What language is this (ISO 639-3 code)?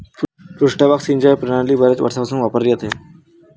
mar